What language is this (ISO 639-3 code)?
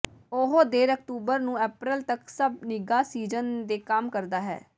pan